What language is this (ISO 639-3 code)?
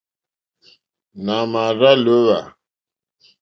bri